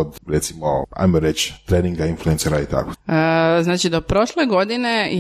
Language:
Croatian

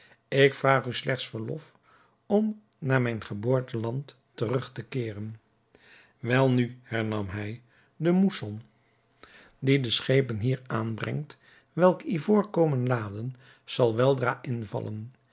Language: Dutch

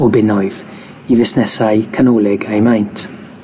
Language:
Welsh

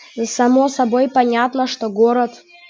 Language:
Russian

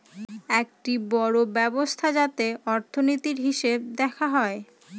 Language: Bangla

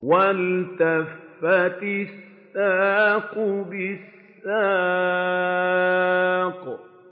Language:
Arabic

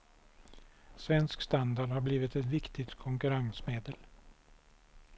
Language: Swedish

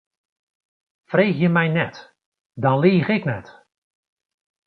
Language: Western Frisian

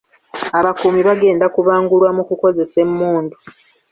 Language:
Ganda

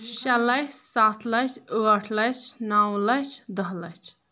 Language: Kashmiri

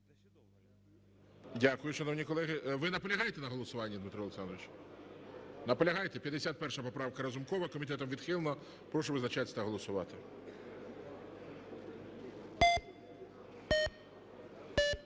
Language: Ukrainian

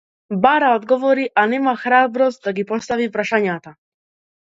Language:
Macedonian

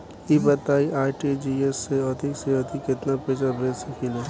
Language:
Bhojpuri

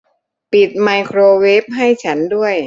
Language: Thai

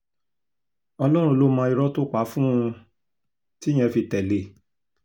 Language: Yoruba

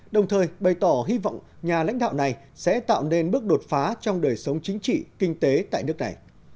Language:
Vietnamese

